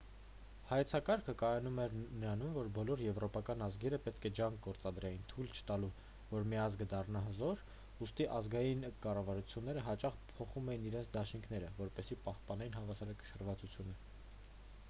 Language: Armenian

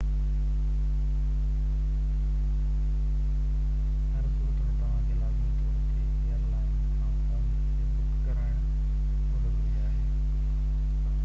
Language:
Sindhi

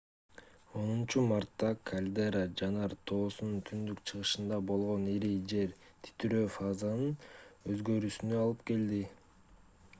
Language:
Kyrgyz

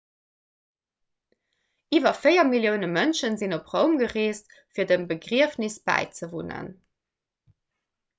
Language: Luxembourgish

